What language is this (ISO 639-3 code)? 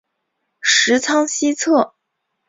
zho